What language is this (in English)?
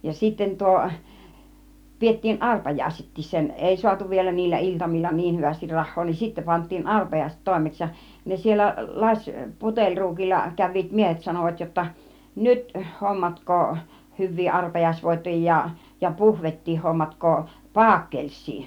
Finnish